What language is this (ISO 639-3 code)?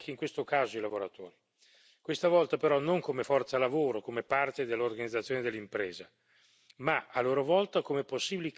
ita